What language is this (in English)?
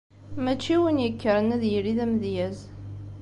Kabyle